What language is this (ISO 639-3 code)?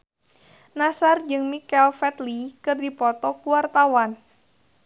sun